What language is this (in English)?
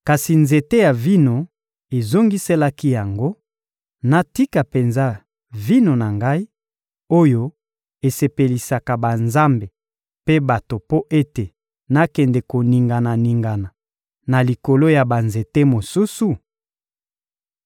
Lingala